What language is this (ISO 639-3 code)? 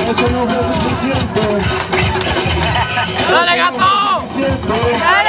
spa